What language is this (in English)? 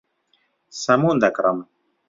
Central Kurdish